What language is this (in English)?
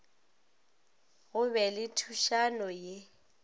Northern Sotho